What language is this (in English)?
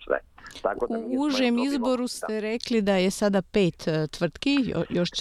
Croatian